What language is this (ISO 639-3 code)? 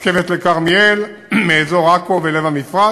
heb